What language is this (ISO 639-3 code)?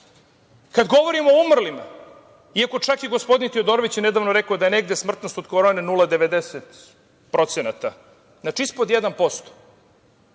srp